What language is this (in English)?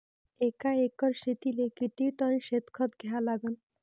Marathi